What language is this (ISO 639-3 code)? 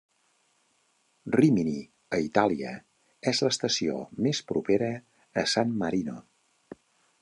cat